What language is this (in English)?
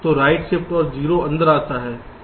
Hindi